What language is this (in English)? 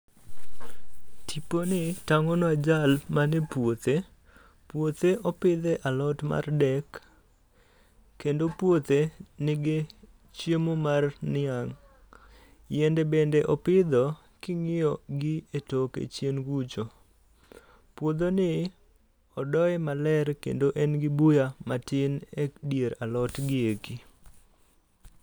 Luo (Kenya and Tanzania)